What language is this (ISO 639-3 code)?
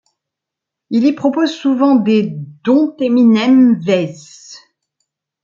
fra